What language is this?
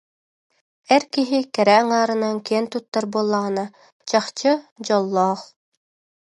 Yakut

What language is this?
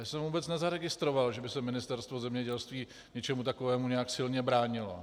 Czech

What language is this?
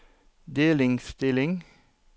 Norwegian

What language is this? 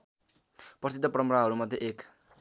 Nepali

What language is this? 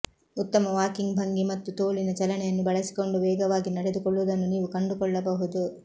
Kannada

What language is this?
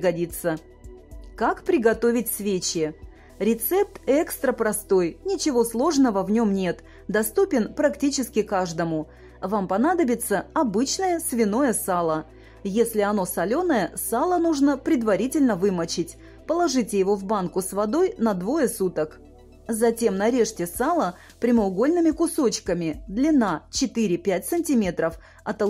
Russian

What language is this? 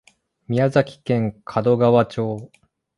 Japanese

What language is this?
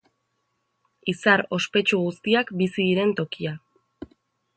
Basque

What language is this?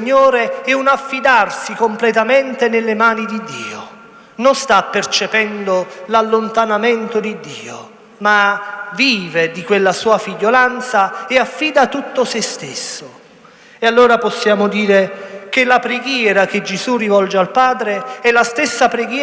Italian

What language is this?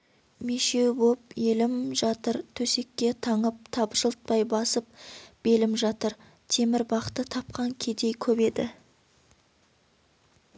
Kazakh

